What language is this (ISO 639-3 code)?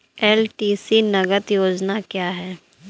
hin